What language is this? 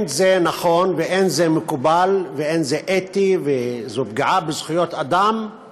Hebrew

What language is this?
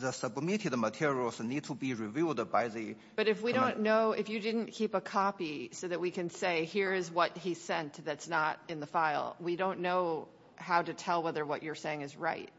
English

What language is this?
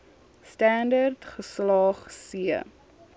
Afrikaans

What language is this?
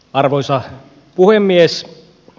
Finnish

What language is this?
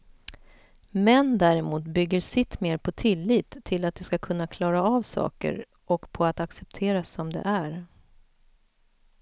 Swedish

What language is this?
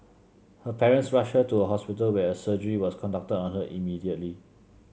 English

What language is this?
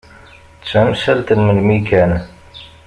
Kabyle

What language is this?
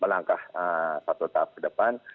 Indonesian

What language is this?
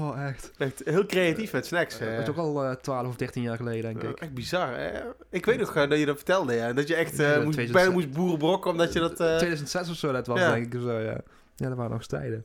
Dutch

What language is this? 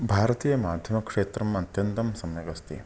Sanskrit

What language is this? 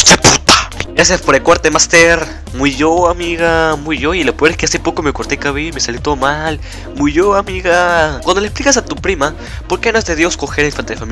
Spanish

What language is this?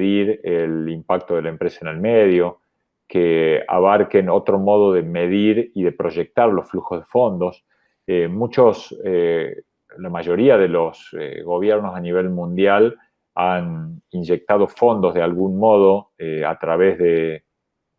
Spanish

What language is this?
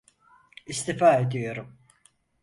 Turkish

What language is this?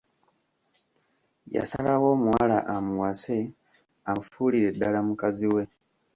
Ganda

